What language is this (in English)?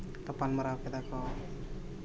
Santali